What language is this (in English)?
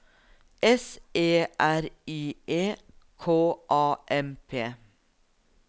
Norwegian